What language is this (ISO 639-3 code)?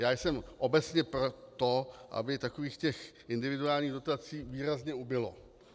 ces